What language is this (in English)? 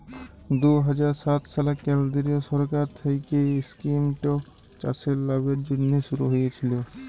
Bangla